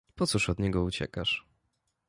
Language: Polish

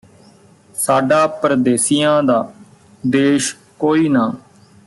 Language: Punjabi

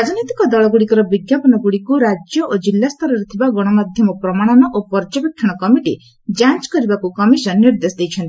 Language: Odia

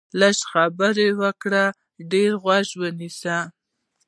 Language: Pashto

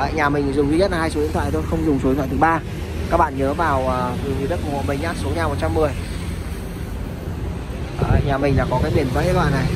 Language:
Vietnamese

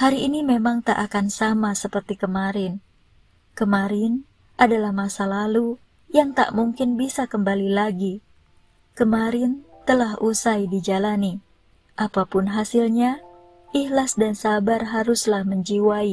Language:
Indonesian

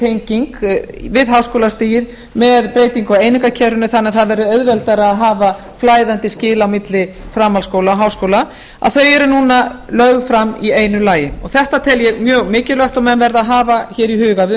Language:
Icelandic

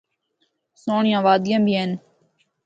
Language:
Northern Hindko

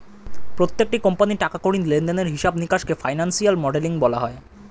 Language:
Bangla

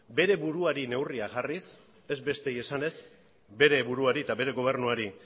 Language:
Basque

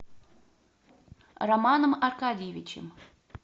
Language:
Russian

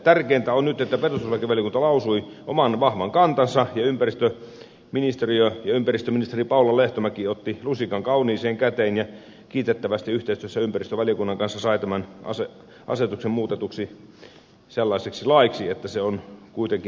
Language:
Finnish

